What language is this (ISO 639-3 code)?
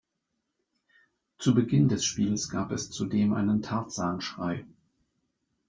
deu